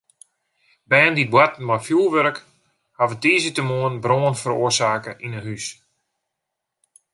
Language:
Western Frisian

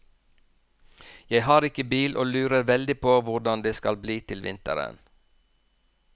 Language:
Norwegian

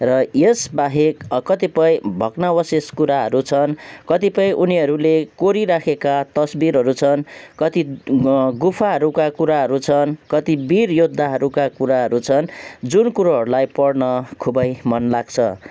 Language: Nepali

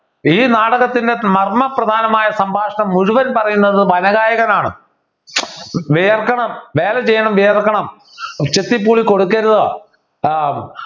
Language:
Malayalam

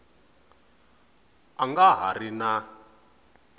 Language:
Tsonga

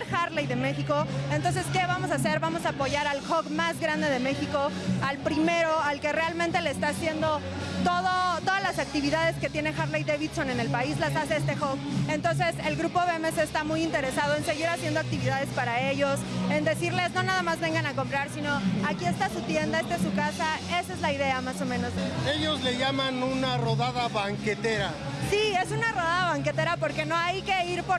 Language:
Spanish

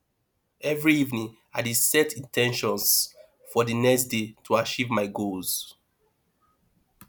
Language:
Nigerian Pidgin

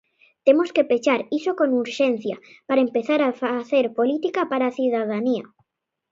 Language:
Galician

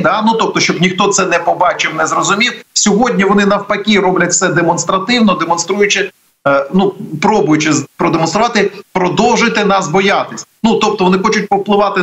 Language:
Ukrainian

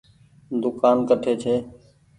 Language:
Goaria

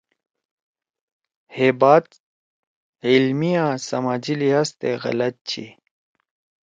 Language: Torwali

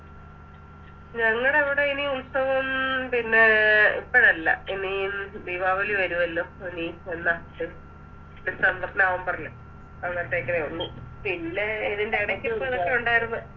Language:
Malayalam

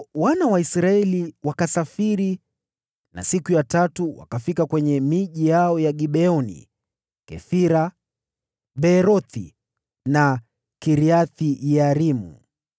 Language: Swahili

